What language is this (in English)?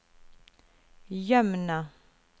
Norwegian